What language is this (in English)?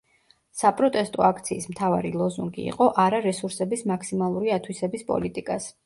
Georgian